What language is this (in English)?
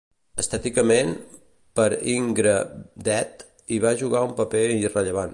Catalan